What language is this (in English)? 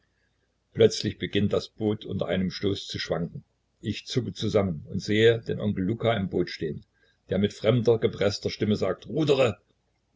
German